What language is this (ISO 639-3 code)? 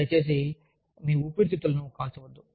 tel